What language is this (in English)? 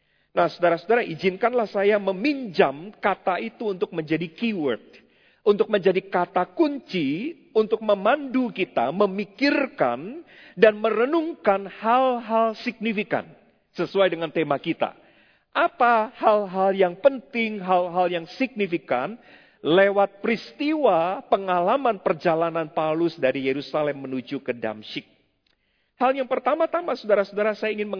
Indonesian